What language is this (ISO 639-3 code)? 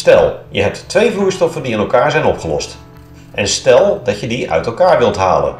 nld